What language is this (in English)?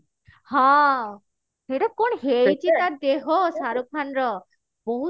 Odia